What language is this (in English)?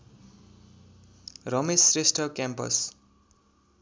Nepali